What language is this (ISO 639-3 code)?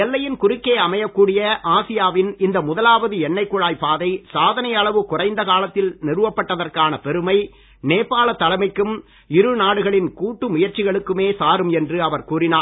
tam